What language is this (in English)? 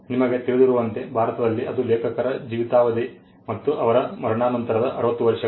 Kannada